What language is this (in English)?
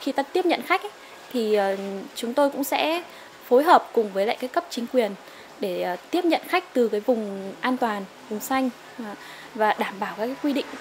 Vietnamese